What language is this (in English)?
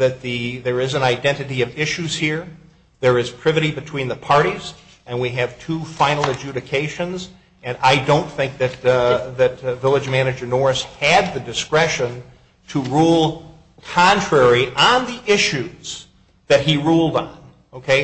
English